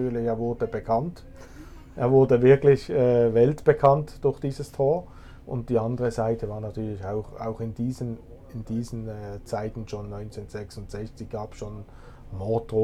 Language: German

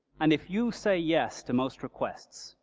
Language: English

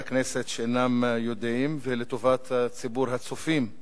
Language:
Hebrew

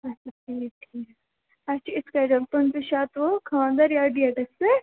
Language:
Kashmiri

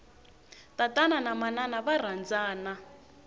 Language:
Tsonga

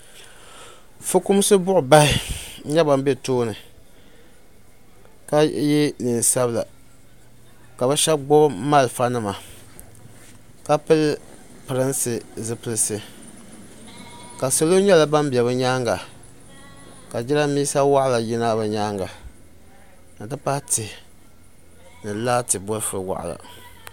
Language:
Dagbani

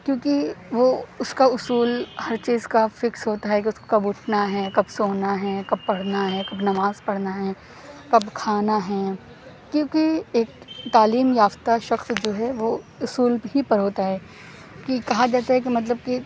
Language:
Urdu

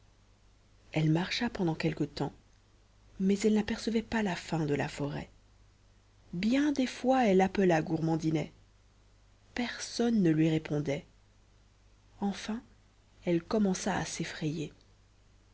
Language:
French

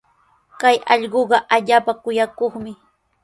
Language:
Sihuas Ancash Quechua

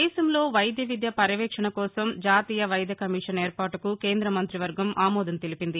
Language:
Telugu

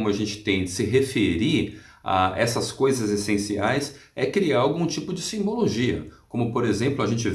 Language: Portuguese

